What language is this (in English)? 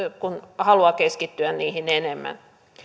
Finnish